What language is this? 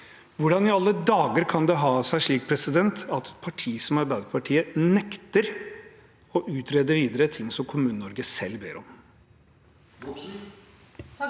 Norwegian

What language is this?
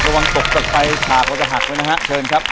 Thai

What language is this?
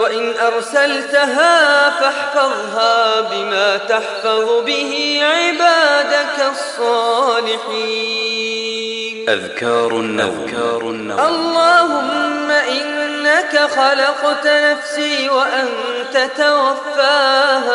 Arabic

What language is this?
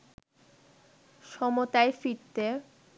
Bangla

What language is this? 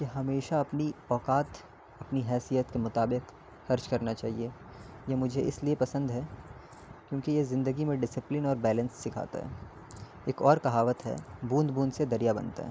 Urdu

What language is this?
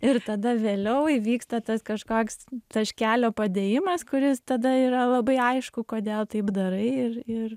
Lithuanian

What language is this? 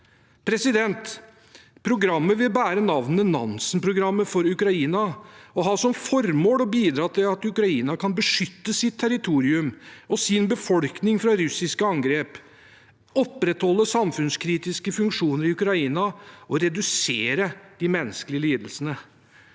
Norwegian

